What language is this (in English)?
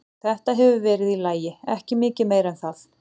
Icelandic